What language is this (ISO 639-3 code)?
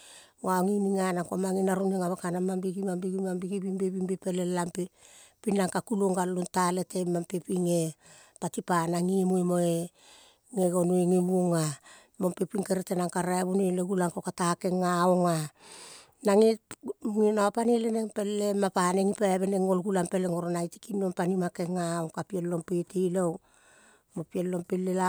kol